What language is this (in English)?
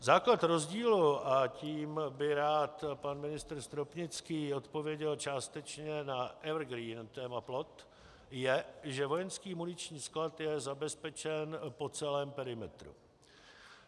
Czech